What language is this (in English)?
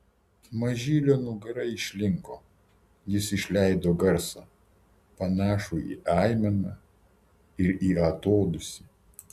Lithuanian